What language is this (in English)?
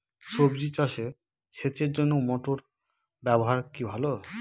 Bangla